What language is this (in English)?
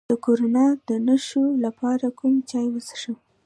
Pashto